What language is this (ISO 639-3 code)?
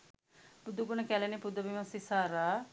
sin